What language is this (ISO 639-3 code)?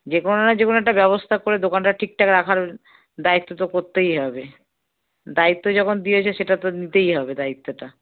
ben